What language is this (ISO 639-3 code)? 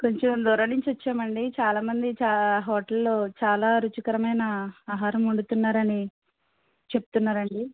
tel